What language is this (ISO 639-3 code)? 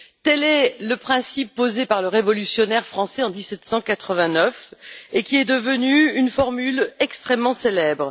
fra